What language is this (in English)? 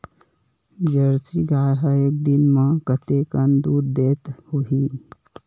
Chhattisgarhi